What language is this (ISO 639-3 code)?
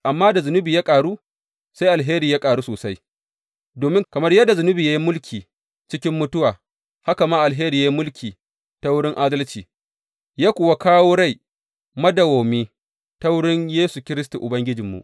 hau